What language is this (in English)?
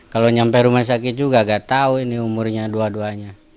Indonesian